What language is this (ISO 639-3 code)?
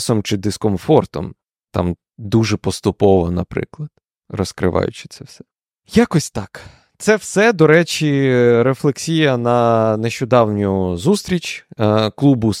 ukr